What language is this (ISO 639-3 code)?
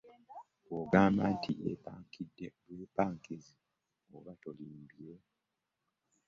lug